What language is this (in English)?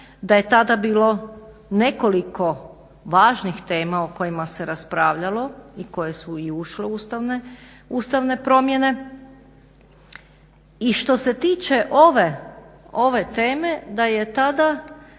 Croatian